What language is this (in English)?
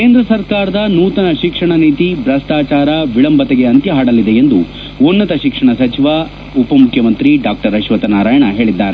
Kannada